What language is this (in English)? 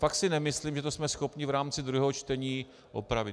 Czech